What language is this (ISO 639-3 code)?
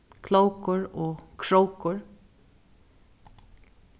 fao